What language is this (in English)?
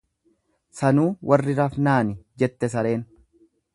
Oromo